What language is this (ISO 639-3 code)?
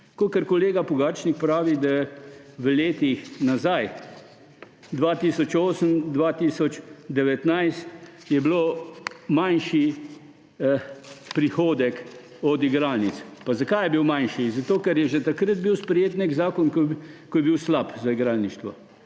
slv